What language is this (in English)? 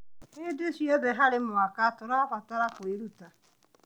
Kikuyu